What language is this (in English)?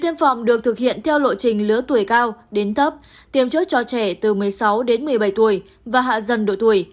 Vietnamese